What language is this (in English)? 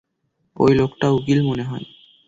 Bangla